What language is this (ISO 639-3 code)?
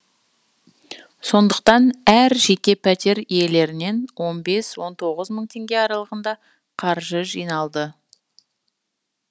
kaz